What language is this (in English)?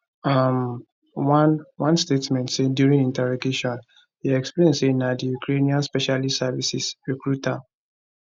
Nigerian Pidgin